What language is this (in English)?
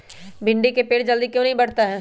Magahi